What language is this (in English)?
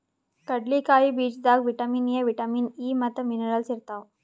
Kannada